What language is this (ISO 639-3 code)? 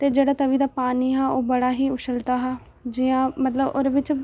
doi